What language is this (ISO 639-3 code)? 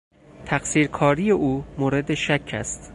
fas